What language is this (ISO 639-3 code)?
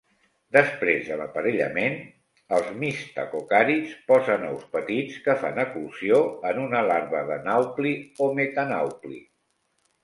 cat